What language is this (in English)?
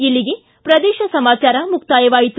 Kannada